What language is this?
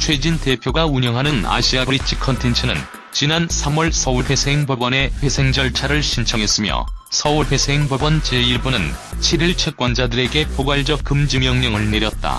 Korean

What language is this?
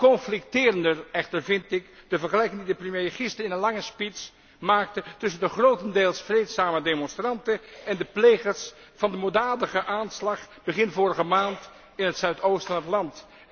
Dutch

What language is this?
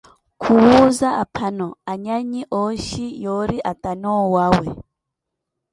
Koti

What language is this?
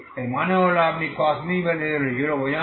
Bangla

